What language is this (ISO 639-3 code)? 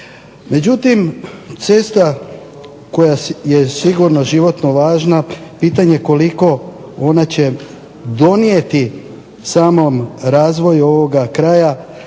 hrv